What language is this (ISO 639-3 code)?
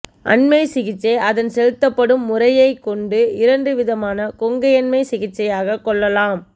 tam